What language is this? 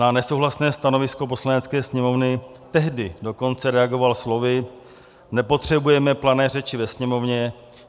Czech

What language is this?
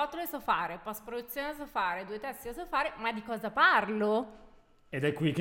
Italian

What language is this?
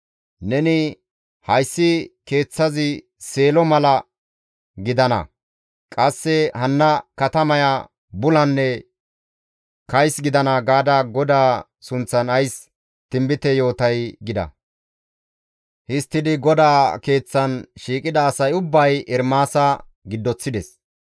Gamo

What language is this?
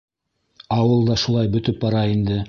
Bashkir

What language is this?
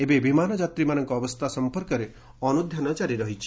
Odia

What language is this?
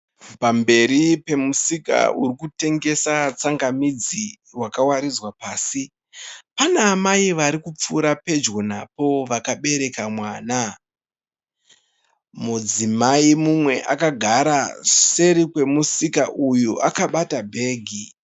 Shona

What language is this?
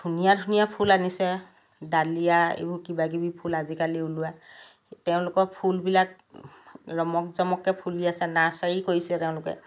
Assamese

